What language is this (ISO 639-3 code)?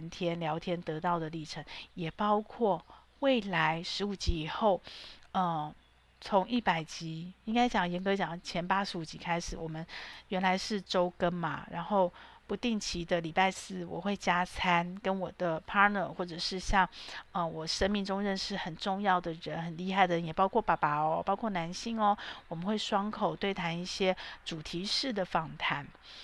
zho